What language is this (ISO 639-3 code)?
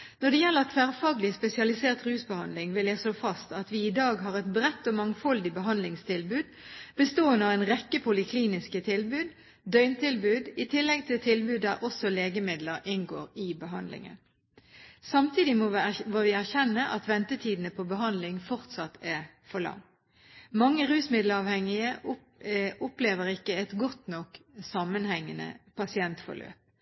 nob